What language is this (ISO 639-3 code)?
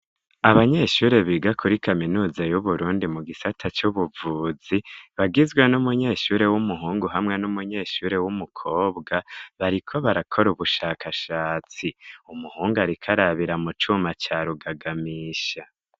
run